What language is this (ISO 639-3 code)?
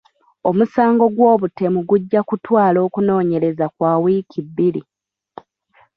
lug